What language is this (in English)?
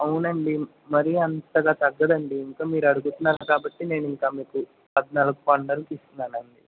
Telugu